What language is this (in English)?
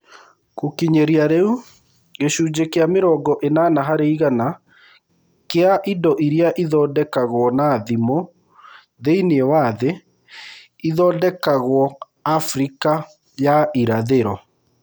Kikuyu